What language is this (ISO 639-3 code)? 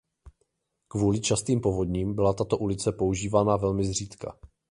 ces